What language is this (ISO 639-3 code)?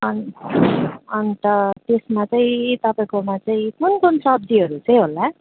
nep